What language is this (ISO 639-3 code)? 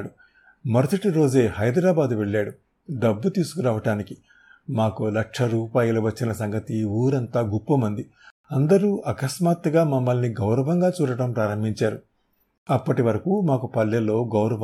tel